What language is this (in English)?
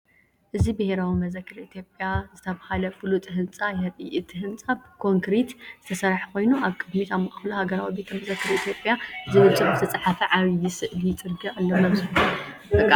Tigrinya